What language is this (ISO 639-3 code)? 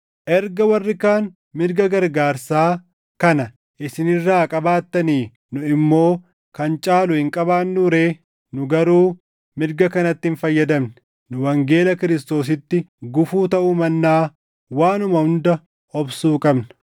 orm